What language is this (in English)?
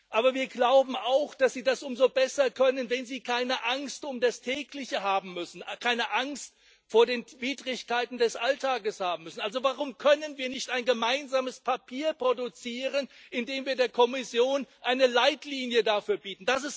German